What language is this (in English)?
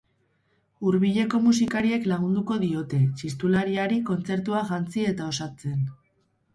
Basque